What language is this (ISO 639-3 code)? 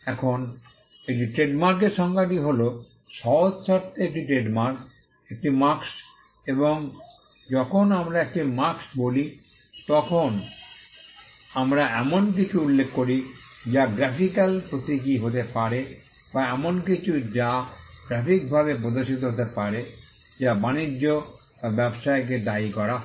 ben